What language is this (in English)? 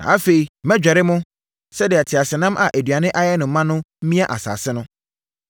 Akan